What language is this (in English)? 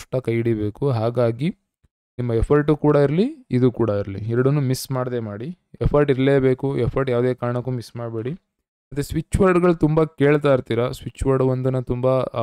Kannada